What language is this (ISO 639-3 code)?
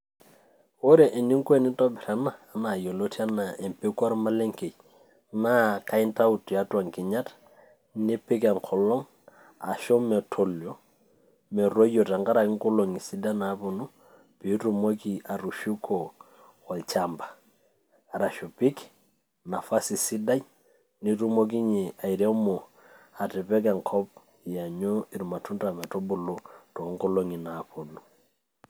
mas